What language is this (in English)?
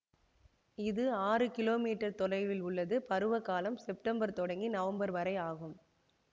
Tamil